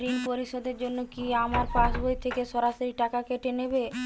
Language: Bangla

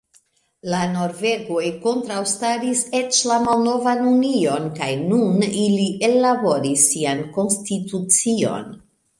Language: Esperanto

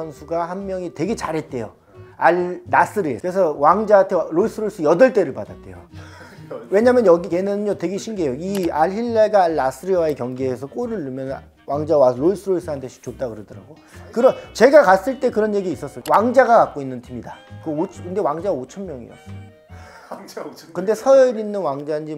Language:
Korean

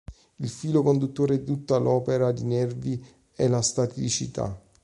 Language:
Italian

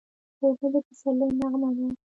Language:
Pashto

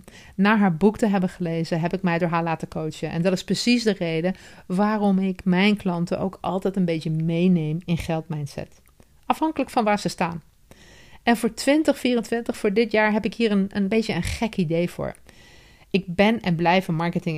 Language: Dutch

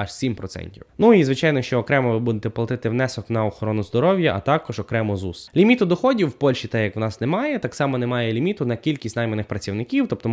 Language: Ukrainian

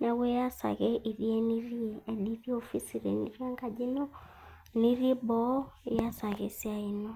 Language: Masai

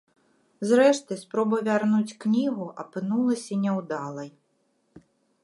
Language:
Belarusian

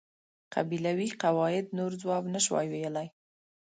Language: Pashto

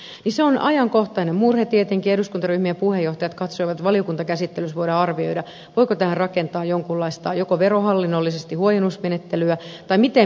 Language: Finnish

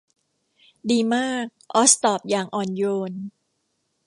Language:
Thai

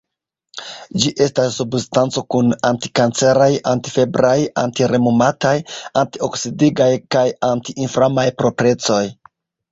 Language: Esperanto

